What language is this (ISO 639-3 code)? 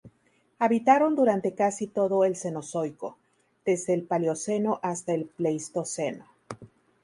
spa